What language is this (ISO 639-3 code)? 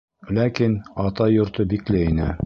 bak